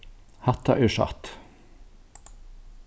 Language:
Faroese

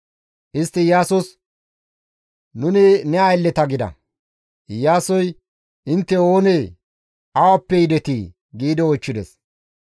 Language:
Gamo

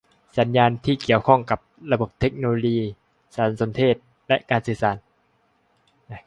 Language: Thai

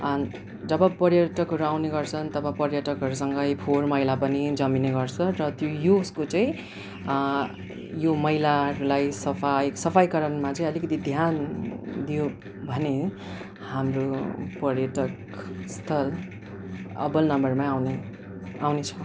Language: Nepali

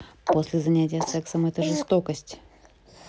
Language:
Russian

